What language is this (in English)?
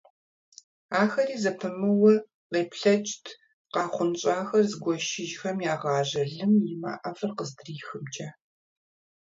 Kabardian